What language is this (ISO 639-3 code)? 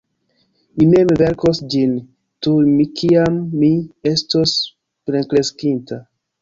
epo